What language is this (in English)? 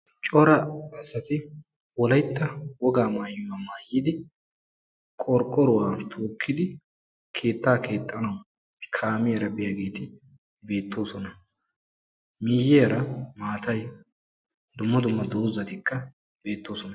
Wolaytta